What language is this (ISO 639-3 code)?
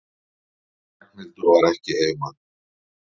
isl